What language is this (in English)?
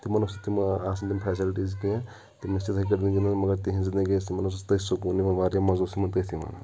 Kashmiri